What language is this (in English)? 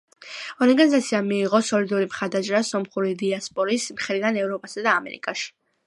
Georgian